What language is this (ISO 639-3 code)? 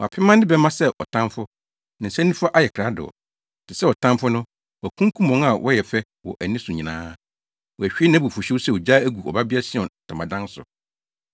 aka